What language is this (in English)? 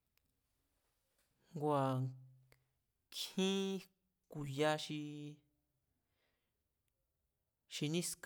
Mazatlán Mazatec